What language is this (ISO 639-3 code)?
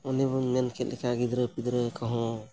sat